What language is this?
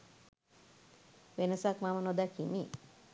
Sinhala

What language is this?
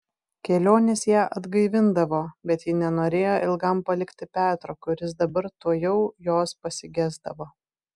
Lithuanian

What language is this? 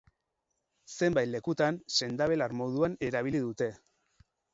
Basque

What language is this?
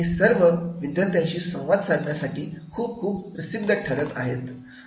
Marathi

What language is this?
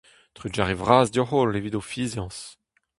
Breton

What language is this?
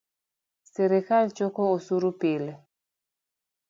Luo (Kenya and Tanzania)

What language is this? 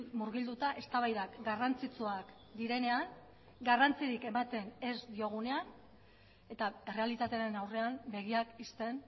Basque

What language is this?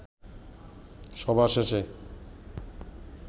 Bangla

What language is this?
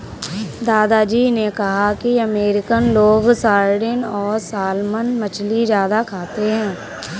Hindi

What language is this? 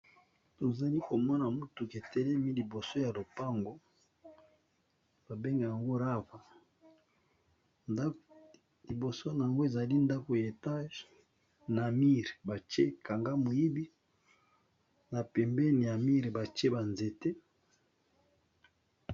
Lingala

